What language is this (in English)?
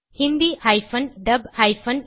Tamil